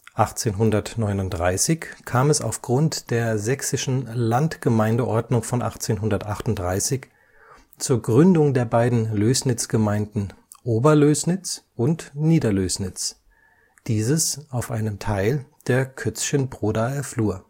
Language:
German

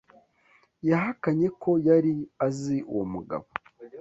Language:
Kinyarwanda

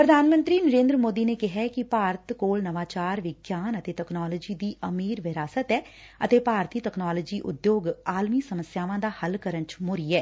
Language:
Punjabi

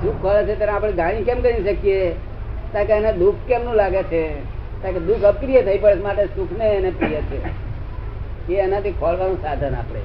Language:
Gujarati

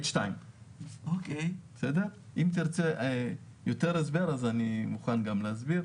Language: Hebrew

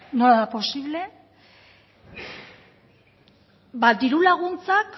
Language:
Basque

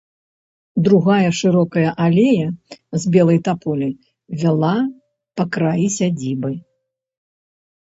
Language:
Belarusian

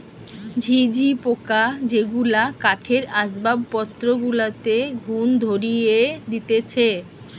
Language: Bangla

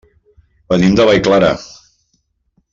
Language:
Catalan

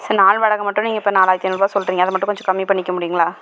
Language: Tamil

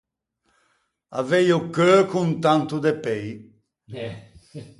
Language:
Ligurian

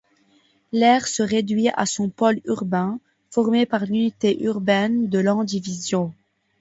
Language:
French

